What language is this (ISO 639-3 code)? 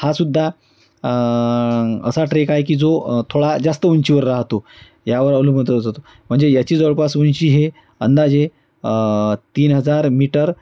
mar